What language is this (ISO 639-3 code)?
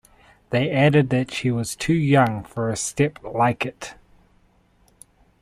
eng